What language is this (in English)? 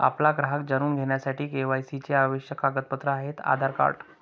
Marathi